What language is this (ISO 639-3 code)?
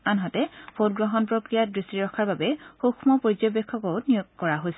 asm